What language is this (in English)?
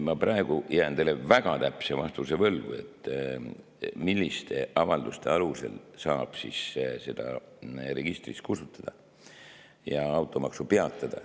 Estonian